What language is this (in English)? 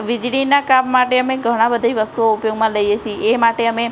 Gujarati